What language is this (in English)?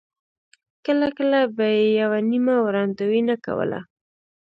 Pashto